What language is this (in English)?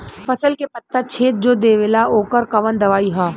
Bhojpuri